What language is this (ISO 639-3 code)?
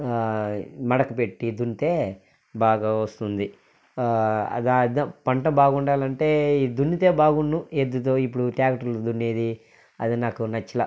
tel